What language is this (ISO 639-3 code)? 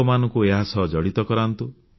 ori